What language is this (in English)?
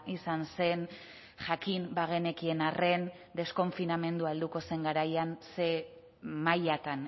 Basque